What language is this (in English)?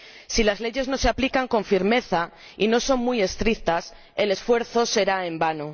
Spanish